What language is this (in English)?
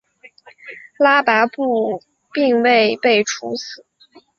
Chinese